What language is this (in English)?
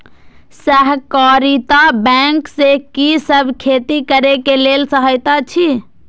Maithili